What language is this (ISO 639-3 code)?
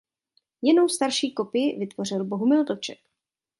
ces